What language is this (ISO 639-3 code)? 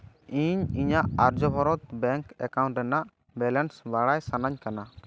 sat